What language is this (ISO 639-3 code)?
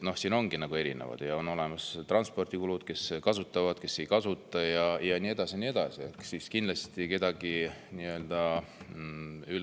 est